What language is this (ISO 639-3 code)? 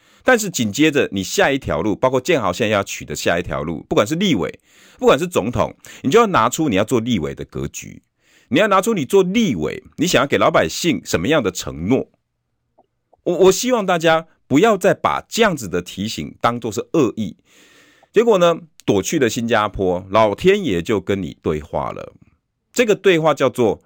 zho